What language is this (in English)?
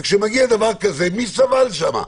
Hebrew